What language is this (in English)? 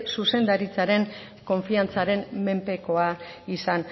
Basque